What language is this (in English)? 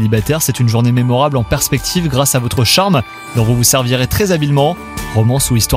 French